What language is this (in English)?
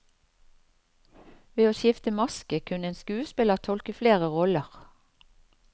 Norwegian